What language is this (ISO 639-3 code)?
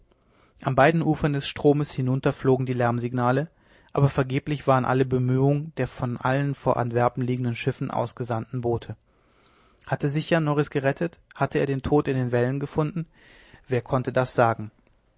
deu